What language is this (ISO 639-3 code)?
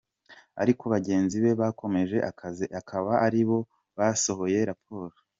kin